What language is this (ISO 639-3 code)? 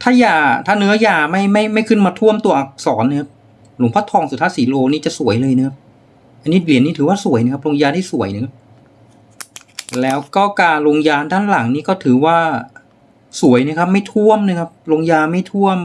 tha